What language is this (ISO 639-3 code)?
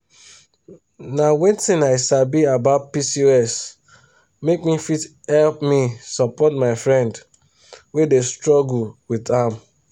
pcm